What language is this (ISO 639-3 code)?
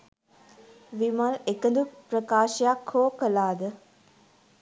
sin